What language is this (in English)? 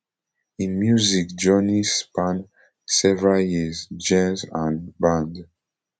Nigerian Pidgin